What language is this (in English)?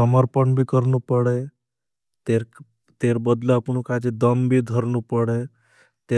Bhili